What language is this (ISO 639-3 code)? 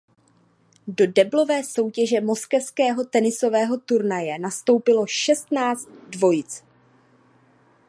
ces